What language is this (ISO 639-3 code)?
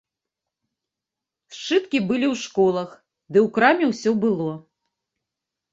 bel